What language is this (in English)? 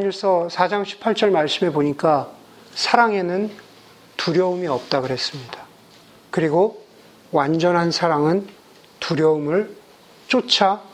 Korean